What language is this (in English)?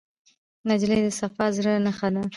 Pashto